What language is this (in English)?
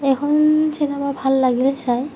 Assamese